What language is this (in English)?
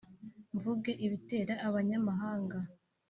Kinyarwanda